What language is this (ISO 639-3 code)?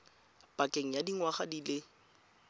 tsn